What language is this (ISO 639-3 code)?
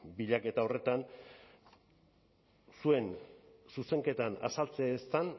eus